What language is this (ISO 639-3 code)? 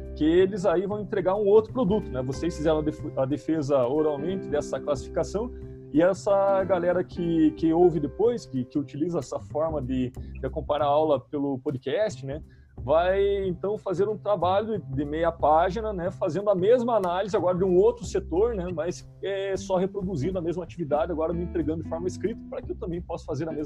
por